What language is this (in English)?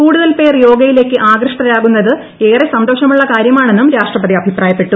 Malayalam